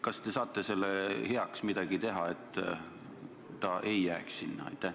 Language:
Estonian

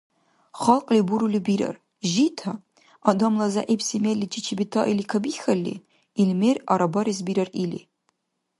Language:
Dargwa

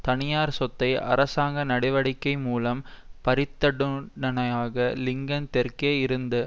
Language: Tamil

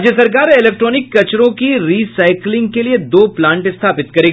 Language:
Hindi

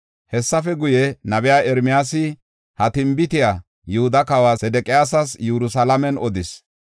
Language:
Gofa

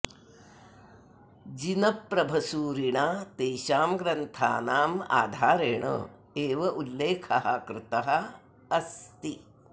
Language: Sanskrit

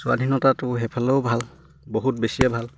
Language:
Assamese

